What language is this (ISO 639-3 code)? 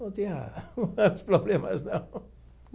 por